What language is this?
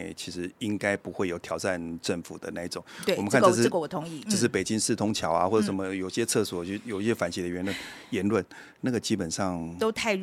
Chinese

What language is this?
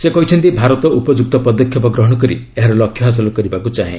Odia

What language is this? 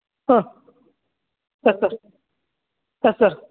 Kannada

